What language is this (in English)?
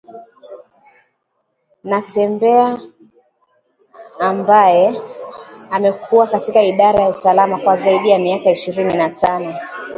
Swahili